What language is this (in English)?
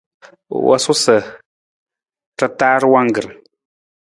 Nawdm